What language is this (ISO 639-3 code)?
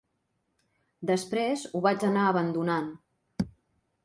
cat